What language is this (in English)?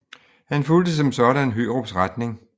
Danish